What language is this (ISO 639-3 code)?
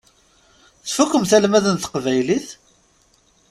kab